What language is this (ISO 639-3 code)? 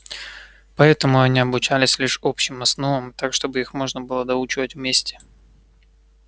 rus